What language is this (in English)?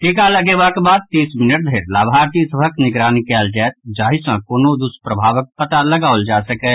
Maithili